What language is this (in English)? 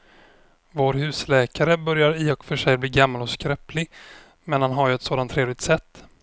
Swedish